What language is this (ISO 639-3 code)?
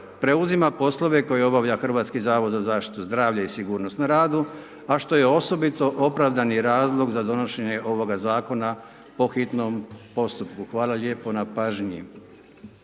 hrv